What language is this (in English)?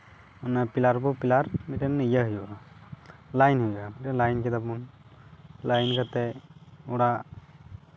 Santali